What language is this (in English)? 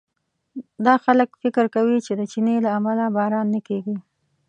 Pashto